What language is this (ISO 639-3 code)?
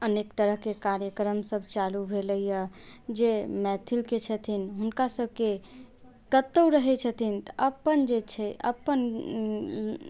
mai